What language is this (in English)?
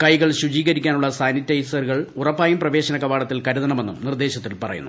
Malayalam